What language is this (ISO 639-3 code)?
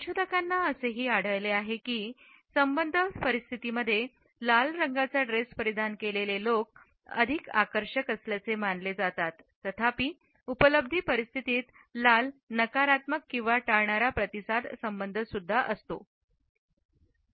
mar